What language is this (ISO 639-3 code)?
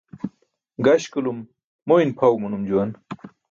bsk